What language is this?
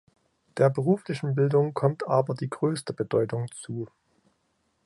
German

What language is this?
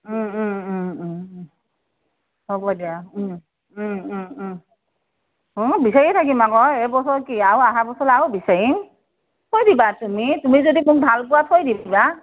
Assamese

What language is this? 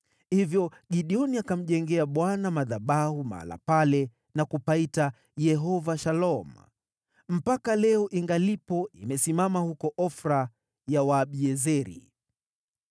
Swahili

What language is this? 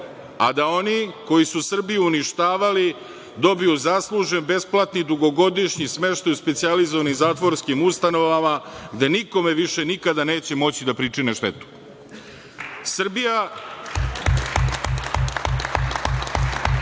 Serbian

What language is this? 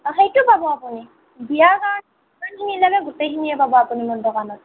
Assamese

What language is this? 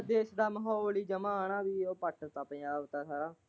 Punjabi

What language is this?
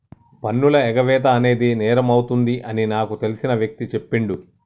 Telugu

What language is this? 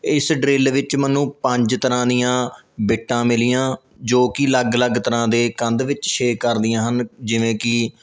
Punjabi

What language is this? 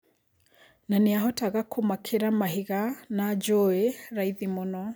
Kikuyu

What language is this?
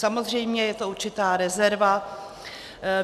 Czech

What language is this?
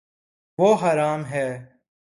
Urdu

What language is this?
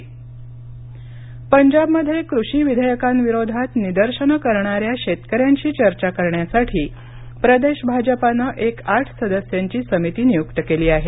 Marathi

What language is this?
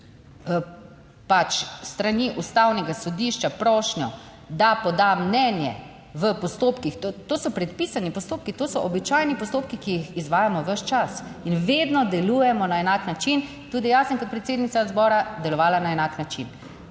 Slovenian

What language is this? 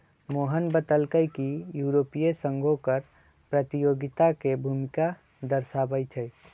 Magahi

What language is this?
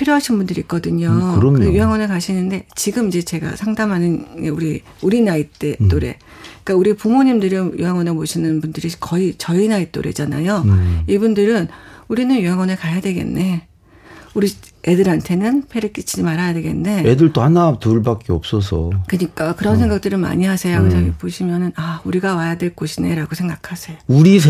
Korean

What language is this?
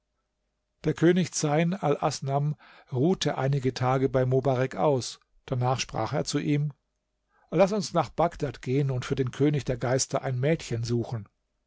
German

